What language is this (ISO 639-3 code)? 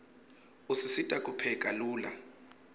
ssw